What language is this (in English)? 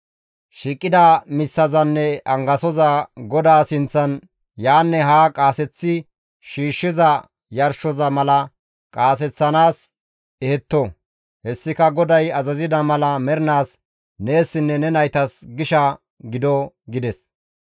Gamo